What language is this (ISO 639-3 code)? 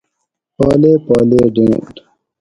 gwc